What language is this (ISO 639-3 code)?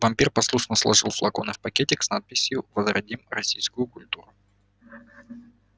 rus